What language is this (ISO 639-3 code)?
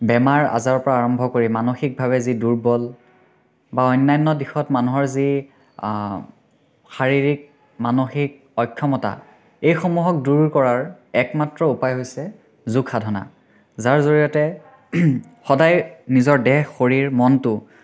asm